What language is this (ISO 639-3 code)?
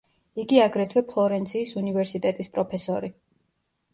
kat